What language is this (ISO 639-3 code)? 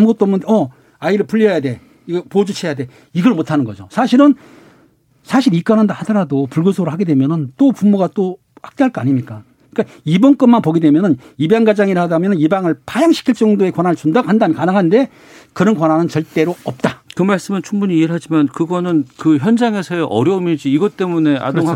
kor